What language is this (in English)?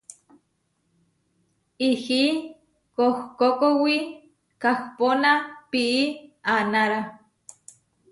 Huarijio